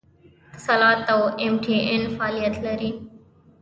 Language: Pashto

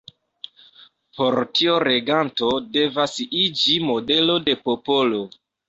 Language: Esperanto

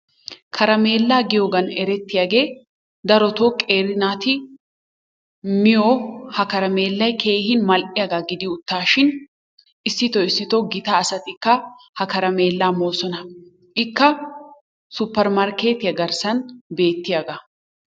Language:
Wolaytta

